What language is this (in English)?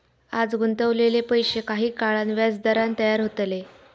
Marathi